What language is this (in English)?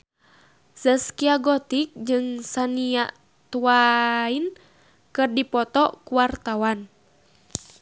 Sundanese